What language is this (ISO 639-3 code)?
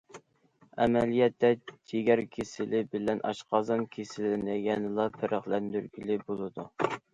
uig